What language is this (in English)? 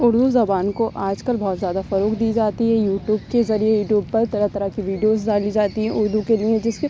Urdu